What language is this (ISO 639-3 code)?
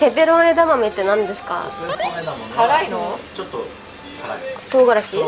jpn